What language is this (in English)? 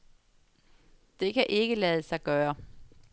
Danish